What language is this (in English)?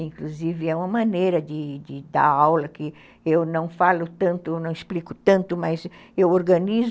Portuguese